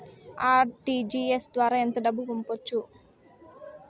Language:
Telugu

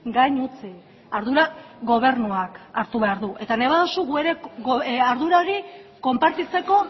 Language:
Basque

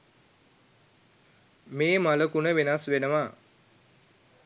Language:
Sinhala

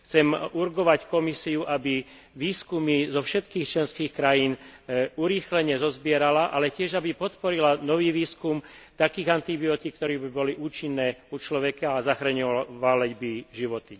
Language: Slovak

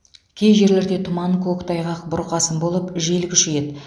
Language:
Kazakh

